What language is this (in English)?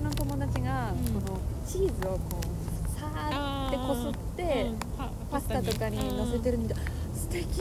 Japanese